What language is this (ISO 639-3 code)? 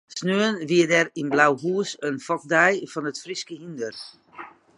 fry